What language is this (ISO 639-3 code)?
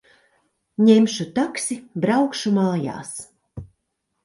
lav